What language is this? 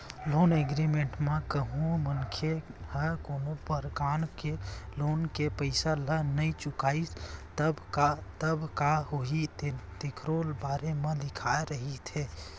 Chhattisgarhi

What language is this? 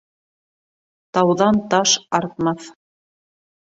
Bashkir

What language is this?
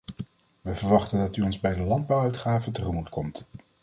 Dutch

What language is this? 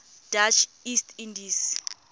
Tswana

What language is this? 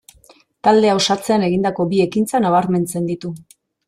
Basque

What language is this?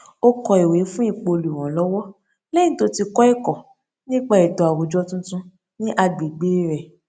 Yoruba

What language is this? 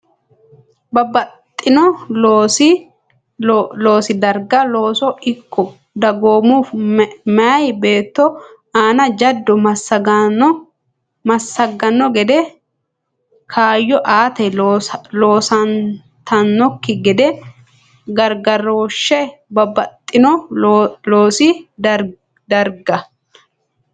Sidamo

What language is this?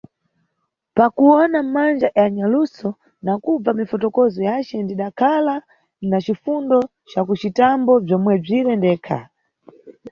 Nyungwe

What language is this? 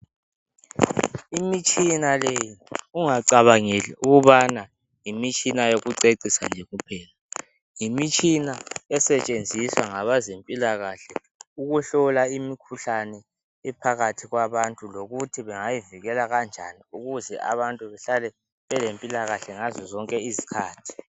North Ndebele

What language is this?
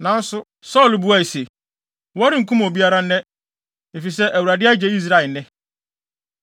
Akan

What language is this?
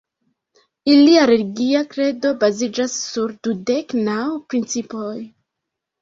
Esperanto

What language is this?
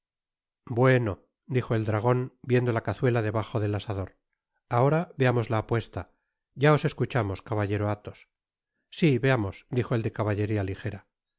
Spanish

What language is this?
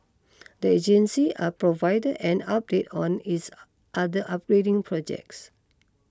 English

